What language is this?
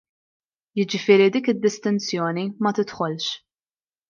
Maltese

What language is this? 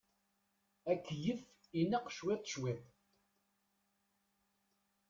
Kabyle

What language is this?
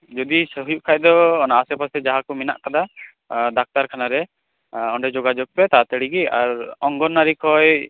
Santali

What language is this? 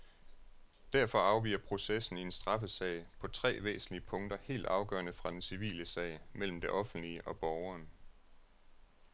Danish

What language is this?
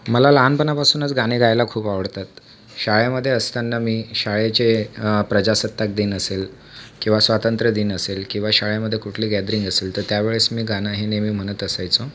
Marathi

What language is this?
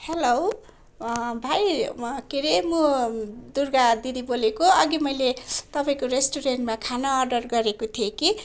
Nepali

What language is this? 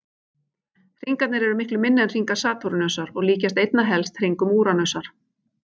Icelandic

